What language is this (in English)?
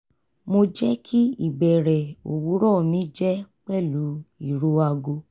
Yoruba